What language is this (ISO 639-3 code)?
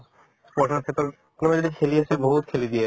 asm